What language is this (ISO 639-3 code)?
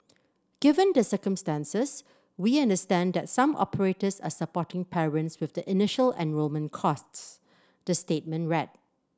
eng